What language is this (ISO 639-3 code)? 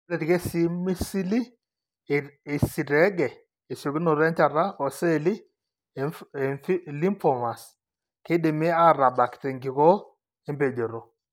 mas